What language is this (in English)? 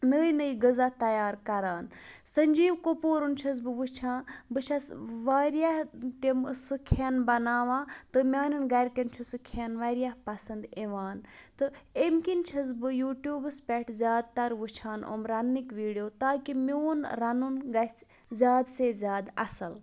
Kashmiri